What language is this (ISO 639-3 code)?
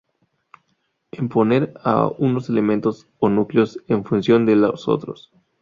spa